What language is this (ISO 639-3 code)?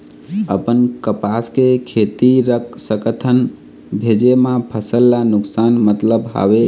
hne